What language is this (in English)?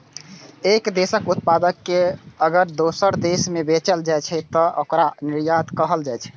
Maithili